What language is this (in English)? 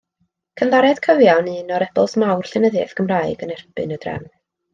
Welsh